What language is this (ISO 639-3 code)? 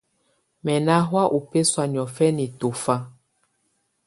tvu